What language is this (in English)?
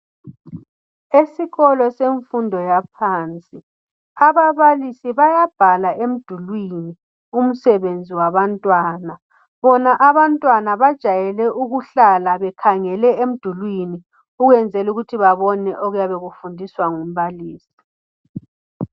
North Ndebele